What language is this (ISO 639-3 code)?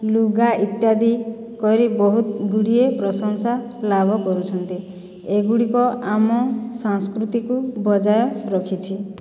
ori